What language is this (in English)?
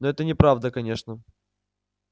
Russian